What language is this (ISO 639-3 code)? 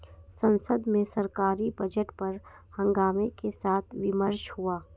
hin